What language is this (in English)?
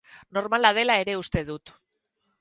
Basque